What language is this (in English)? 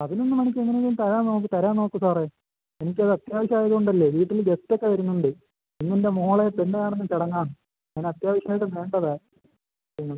Malayalam